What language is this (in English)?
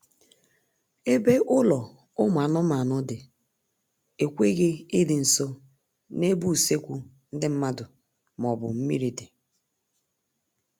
Igbo